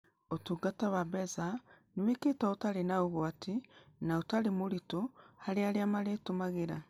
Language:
Kikuyu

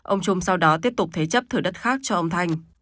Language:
Vietnamese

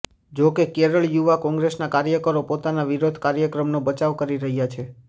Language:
Gujarati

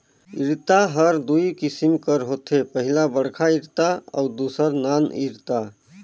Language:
Chhattisgarhi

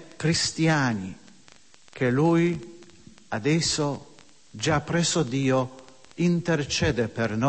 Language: Slovak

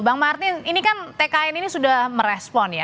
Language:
Indonesian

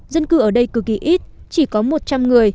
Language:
Vietnamese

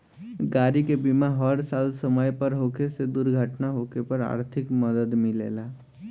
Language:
Bhojpuri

